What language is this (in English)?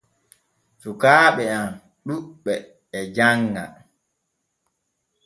Borgu Fulfulde